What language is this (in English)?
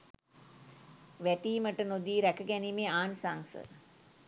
Sinhala